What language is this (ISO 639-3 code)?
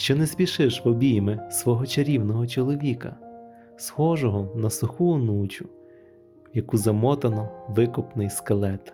ukr